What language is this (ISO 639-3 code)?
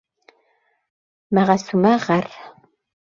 bak